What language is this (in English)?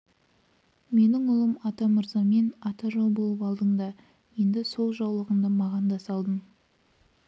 Kazakh